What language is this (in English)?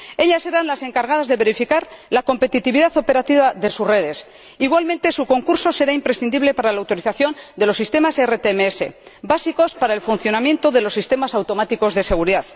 Spanish